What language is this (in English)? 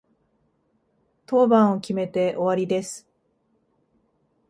Japanese